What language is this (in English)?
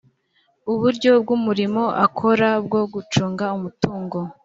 Kinyarwanda